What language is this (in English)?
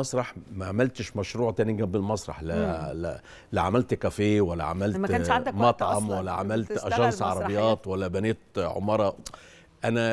Arabic